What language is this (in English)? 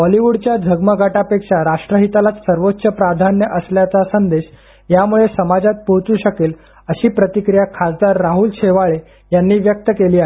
Marathi